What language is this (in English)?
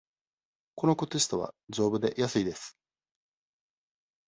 Japanese